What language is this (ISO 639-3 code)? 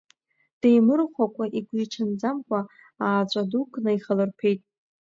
abk